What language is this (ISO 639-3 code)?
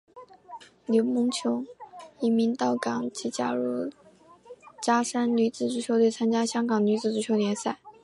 zho